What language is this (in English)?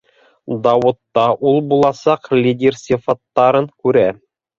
Bashkir